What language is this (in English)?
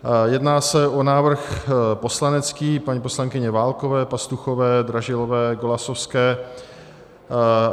Czech